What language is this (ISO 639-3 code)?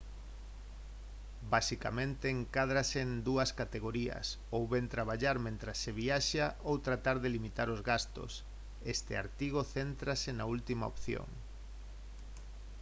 glg